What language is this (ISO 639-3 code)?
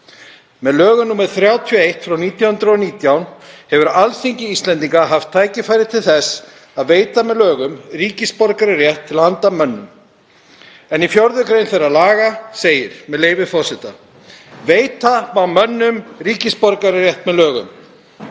isl